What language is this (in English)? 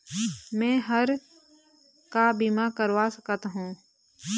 Chhattisgarhi